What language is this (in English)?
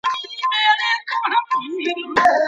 Pashto